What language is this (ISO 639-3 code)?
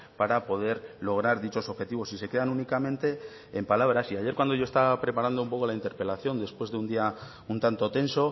spa